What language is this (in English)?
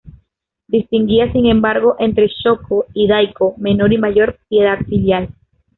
Spanish